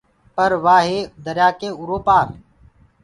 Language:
Gurgula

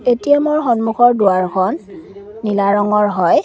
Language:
Assamese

